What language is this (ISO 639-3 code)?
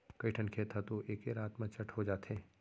hne